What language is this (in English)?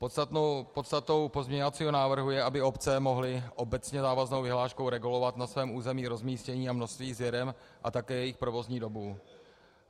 Czech